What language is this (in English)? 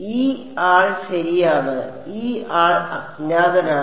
Malayalam